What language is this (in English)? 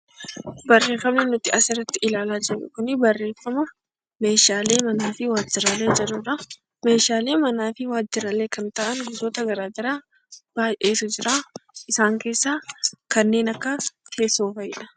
Oromo